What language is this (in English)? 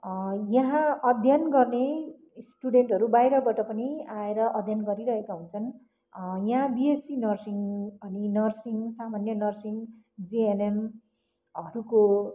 Nepali